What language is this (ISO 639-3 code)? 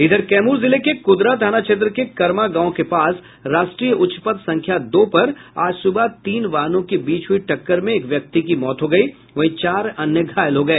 hin